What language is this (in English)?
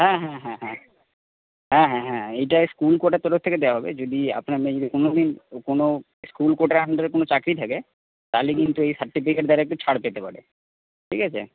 Bangla